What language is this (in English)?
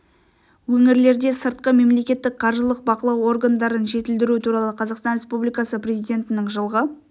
Kazakh